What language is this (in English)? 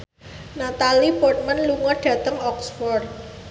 Javanese